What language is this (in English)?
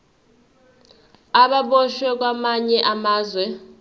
Zulu